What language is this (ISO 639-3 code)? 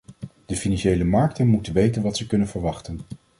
nld